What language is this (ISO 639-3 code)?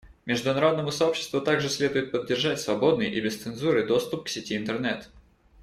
rus